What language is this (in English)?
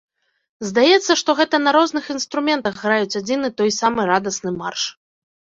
Belarusian